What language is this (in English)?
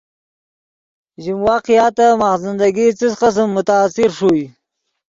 Yidgha